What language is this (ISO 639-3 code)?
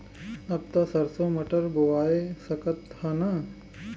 bho